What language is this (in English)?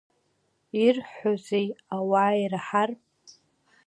Abkhazian